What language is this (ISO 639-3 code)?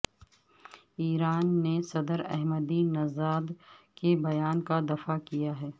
urd